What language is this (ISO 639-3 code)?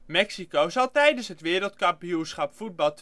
nld